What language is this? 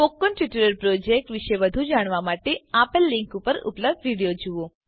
Gujarati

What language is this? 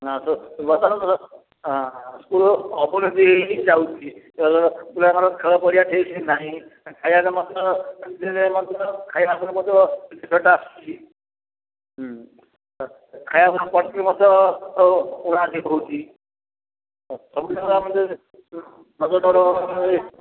Odia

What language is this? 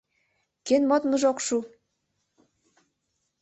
Mari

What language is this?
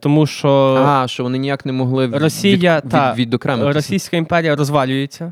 Ukrainian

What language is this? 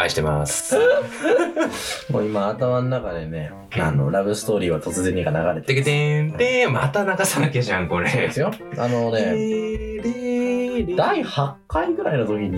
Japanese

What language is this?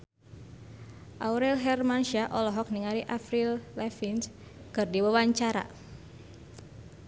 Sundanese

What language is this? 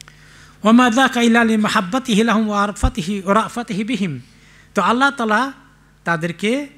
Arabic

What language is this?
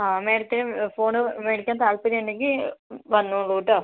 Malayalam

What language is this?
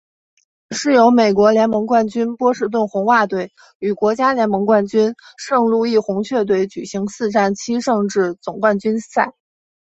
Chinese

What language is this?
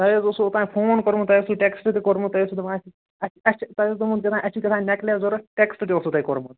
Kashmiri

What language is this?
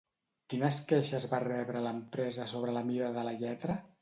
Catalan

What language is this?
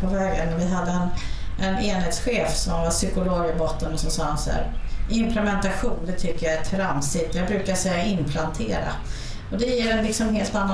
Swedish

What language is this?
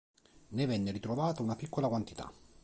Italian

